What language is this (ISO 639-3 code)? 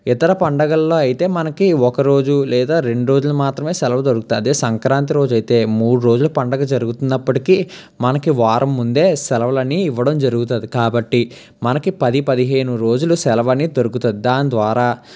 tel